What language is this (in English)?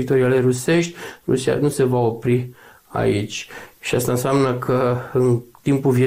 Romanian